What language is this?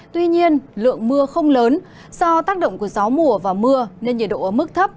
Vietnamese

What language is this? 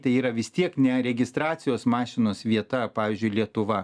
Lithuanian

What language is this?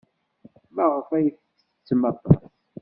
Kabyle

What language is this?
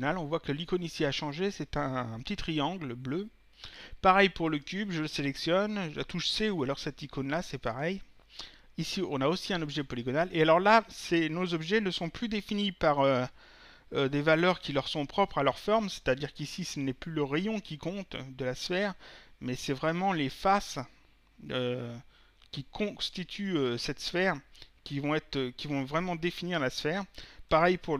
French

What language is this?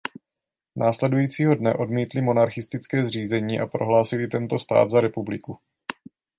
Czech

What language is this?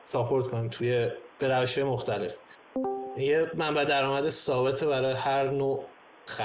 Persian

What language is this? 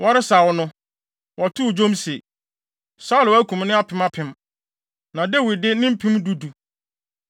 Akan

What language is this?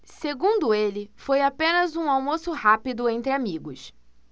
Portuguese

